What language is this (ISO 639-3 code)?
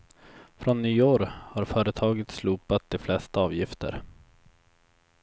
swe